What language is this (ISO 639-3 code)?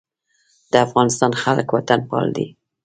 pus